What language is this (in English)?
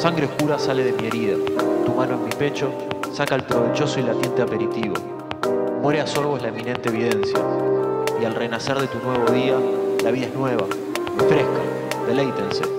Spanish